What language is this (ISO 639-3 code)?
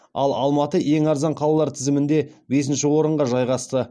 kaz